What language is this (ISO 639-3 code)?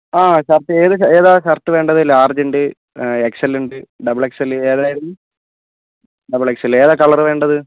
mal